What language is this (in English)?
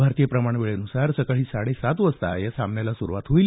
Marathi